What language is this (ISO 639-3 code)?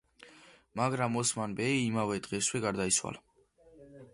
kat